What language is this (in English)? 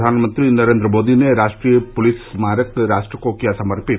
Hindi